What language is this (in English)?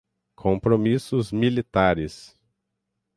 Portuguese